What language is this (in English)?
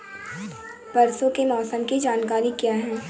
Hindi